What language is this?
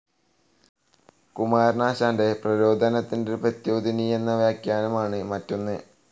Malayalam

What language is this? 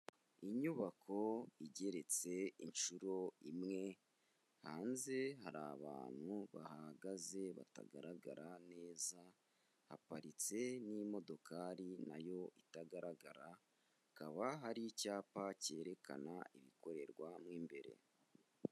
Kinyarwanda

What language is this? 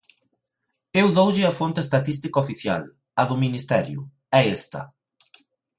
Galician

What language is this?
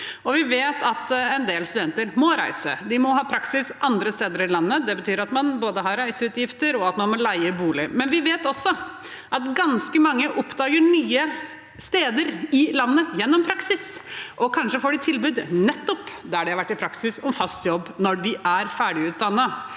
Norwegian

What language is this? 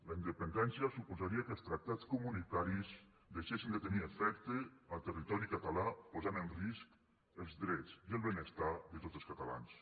Catalan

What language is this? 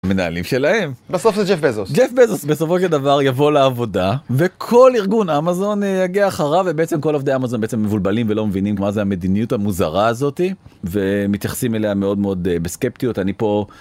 Hebrew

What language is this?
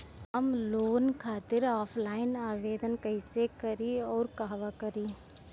Bhojpuri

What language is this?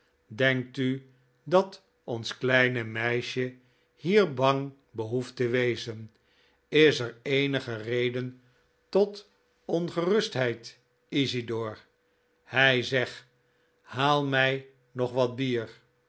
Dutch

